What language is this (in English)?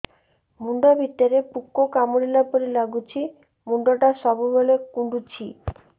Odia